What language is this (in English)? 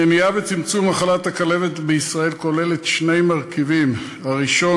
Hebrew